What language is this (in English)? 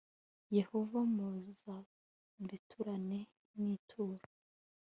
Kinyarwanda